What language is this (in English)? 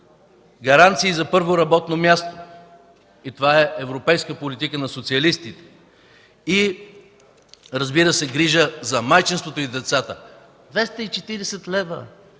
Bulgarian